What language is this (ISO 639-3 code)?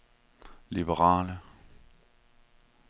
dan